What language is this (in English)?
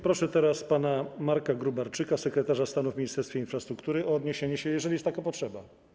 Polish